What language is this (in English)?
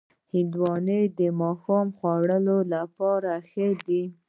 Pashto